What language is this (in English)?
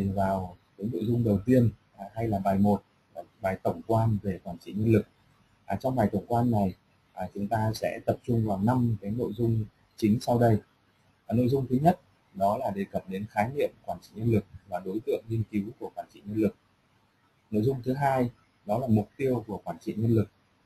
Vietnamese